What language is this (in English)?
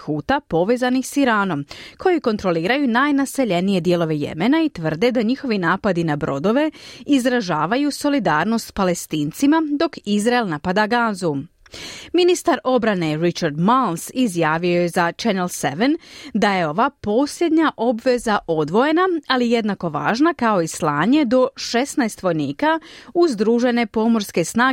Croatian